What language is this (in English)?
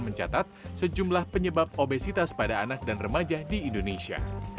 Indonesian